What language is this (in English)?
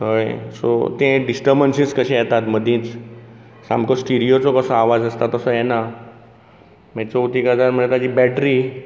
Konkani